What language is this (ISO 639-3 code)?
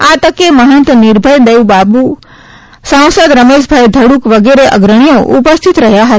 guj